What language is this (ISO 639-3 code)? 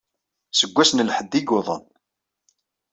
kab